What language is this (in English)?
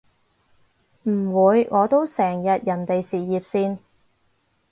Cantonese